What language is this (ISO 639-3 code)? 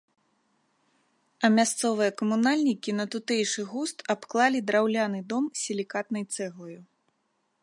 bel